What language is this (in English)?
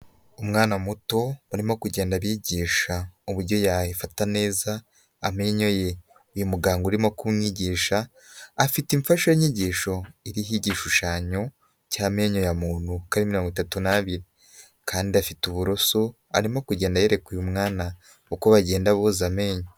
Kinyarwanda